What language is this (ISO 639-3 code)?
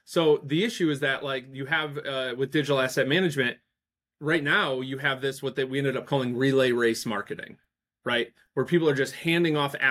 eng